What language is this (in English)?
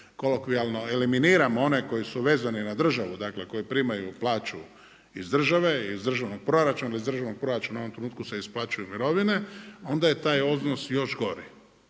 Croatian